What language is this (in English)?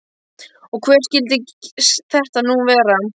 Icelandic